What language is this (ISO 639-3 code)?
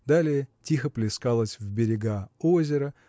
rus